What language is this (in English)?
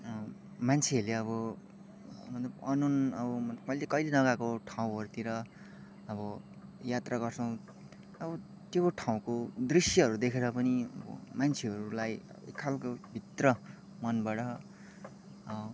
Nepali